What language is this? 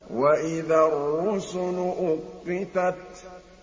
Arabic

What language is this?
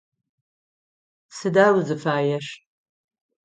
Adyghe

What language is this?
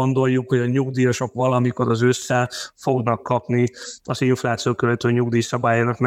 Hungarian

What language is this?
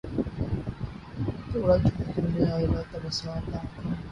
Urdu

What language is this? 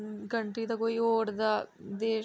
Dogri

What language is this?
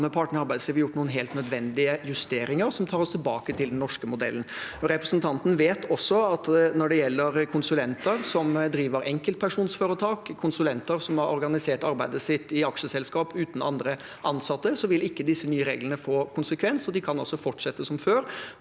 Norwegian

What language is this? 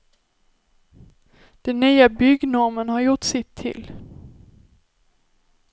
Swedish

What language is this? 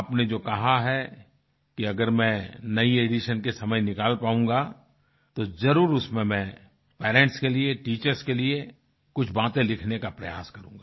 Hindi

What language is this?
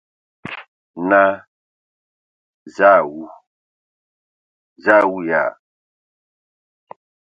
Ewondo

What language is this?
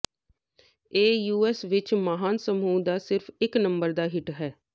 Punjabi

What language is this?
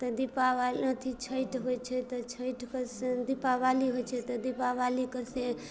Maithili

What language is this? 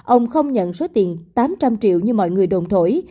Vietnamese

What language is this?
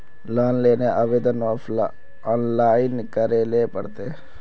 Magahi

